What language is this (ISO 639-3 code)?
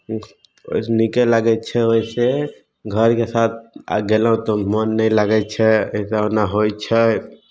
mai